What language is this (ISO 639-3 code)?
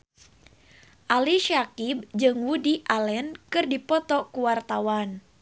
sun